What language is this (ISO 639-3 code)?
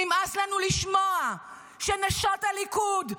heb